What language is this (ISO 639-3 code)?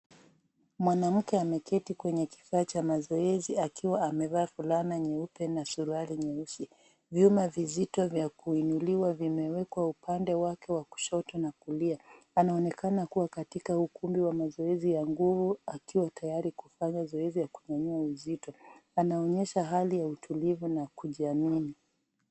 swa